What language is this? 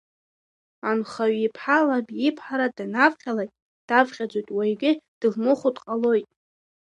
Abkhazian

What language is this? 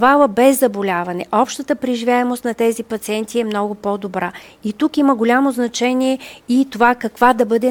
Bulgarian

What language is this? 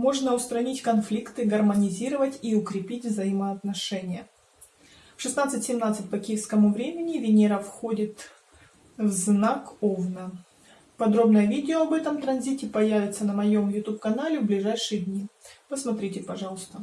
Russian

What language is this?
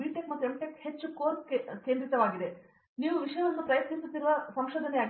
Kannada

